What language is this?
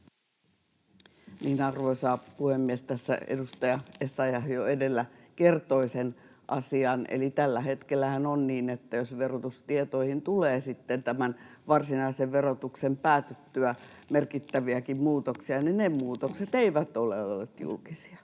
Finnish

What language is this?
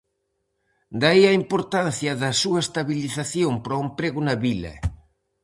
Galician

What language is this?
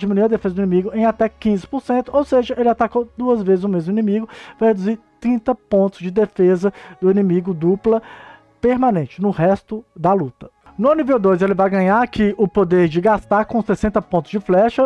Portuguese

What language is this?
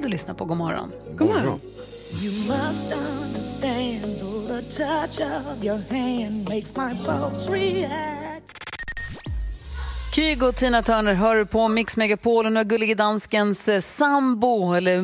Swedish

